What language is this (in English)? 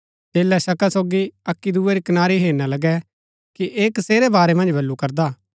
Gaddi